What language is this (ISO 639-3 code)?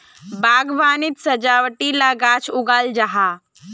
mag